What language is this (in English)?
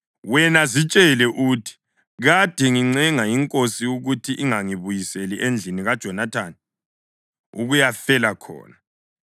North Ndebele